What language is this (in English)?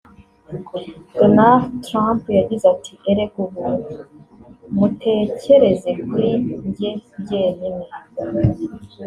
Kinyarwanda